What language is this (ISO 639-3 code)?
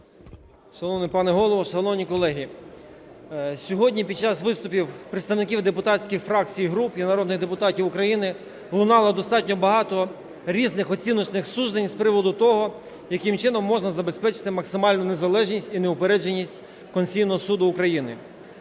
ukr